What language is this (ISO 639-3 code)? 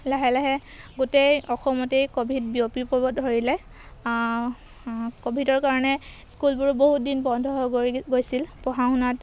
asm